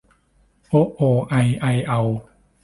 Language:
Thai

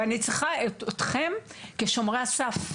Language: Hebrew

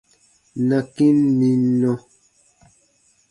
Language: Baatonum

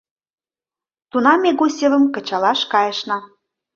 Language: Mari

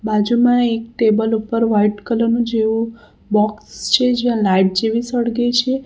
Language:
Gujarati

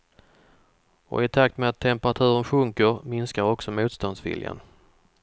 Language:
Swedish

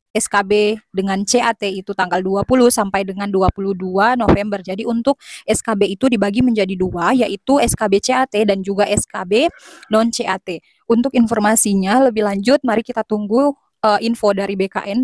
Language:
Indonesian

